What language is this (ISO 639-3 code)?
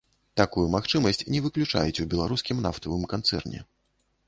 bel